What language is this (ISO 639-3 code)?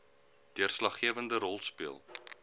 afr